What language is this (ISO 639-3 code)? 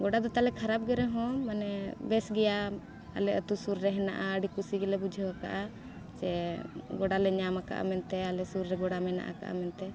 sat